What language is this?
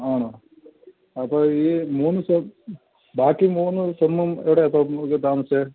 Malayalam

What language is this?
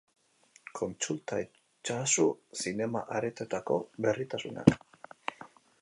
Basque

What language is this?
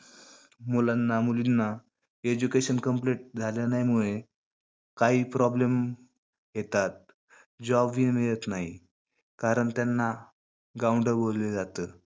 Marathi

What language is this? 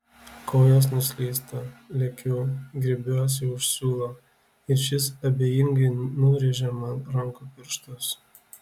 Lithuanian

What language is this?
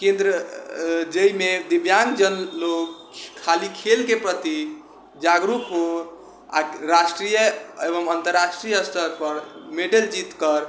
Maithili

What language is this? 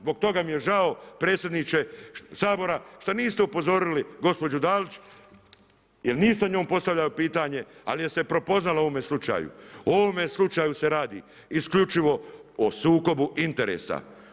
Croatian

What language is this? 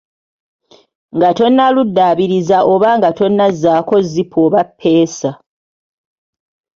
Ganda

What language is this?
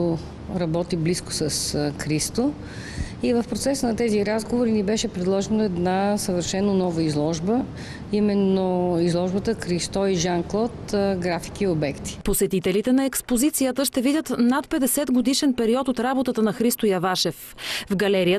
Bulgarian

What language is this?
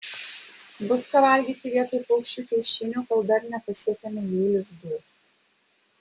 Lithuanian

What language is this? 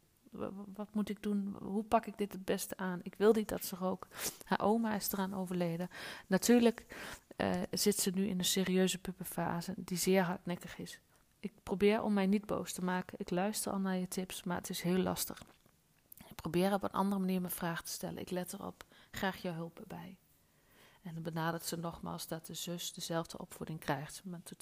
Dutch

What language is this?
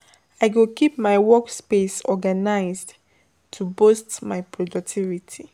Nigerian Pidgin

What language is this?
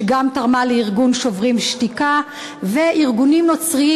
Hebrew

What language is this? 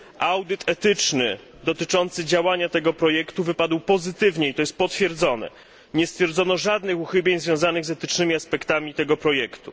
Polish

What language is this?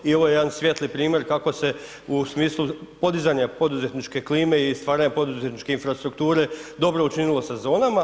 Croatian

